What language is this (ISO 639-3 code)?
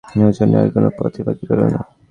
ben